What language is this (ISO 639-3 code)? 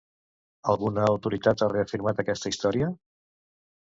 cat